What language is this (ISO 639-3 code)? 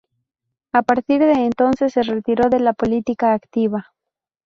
spa